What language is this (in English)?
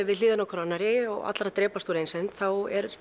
Icelandic